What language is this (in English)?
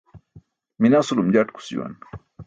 Burushaski